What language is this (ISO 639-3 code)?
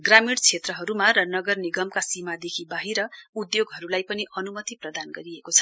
nep